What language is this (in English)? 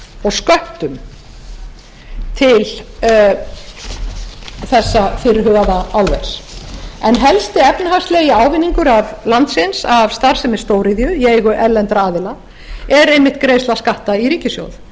Icelandic